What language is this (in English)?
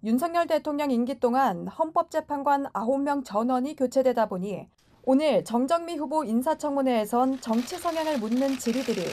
Korean